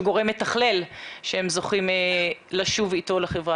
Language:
Hebrew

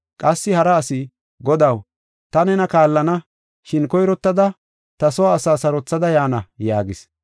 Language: Gofa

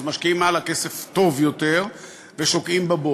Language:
Hebrew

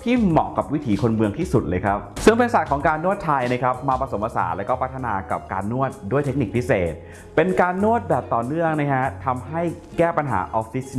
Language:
Thai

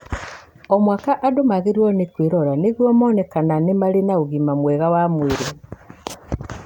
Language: Kikuyu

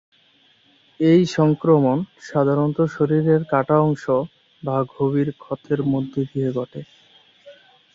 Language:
Bangla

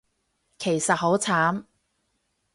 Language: Cantonese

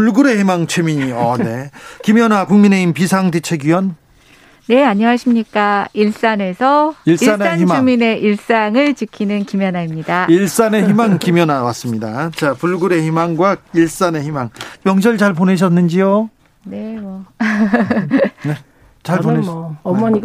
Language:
Korean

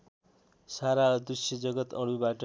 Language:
Nepali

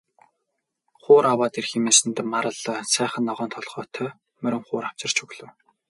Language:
Mongolian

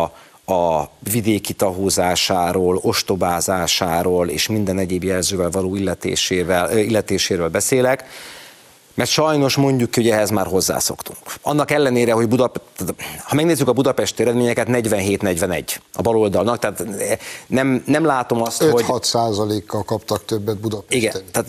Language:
Hungarian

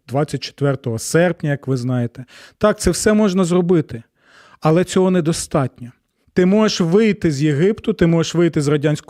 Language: Ukrainian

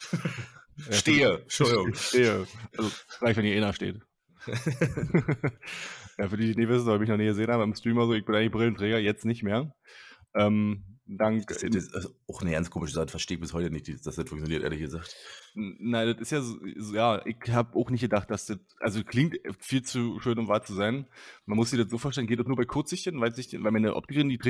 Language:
German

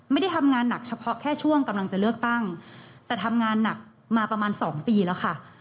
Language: Thai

